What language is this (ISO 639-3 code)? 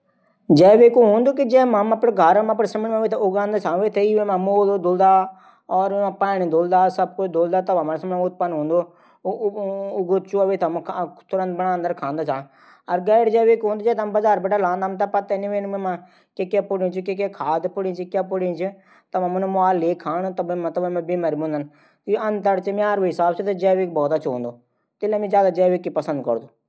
gbm